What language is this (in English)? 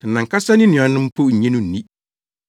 Akan